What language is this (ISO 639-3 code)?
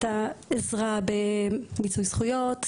heb